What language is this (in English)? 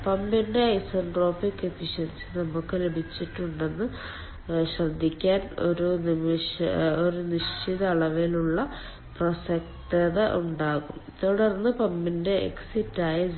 Malayalam